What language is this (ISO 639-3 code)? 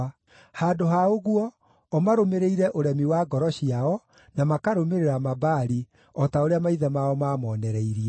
kik